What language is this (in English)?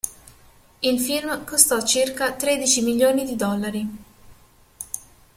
Italian